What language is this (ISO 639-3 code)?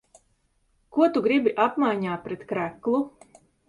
lav